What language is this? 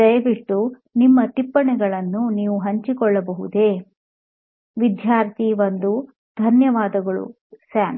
Kannada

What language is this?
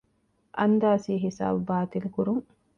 Divehi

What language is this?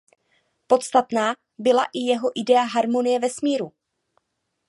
Czech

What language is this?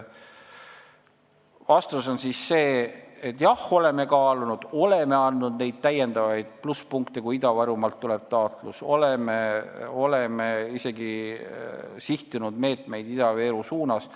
Estonian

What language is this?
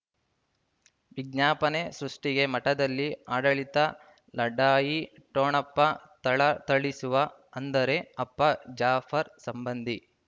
Kannada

